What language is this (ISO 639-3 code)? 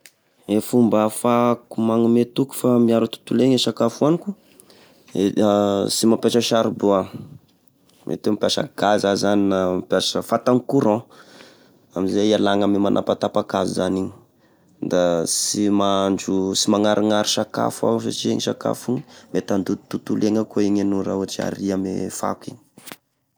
tkg